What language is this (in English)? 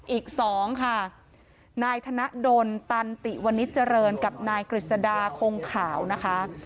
Thai